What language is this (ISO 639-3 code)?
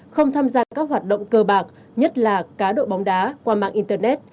vie